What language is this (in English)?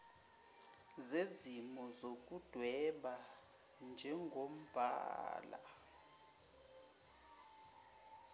Zulu